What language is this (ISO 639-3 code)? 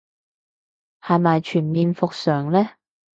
yue